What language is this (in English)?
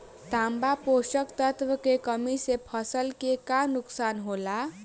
Bhojpuri